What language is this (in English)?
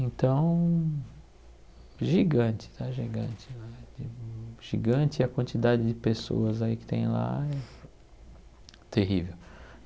Portuguese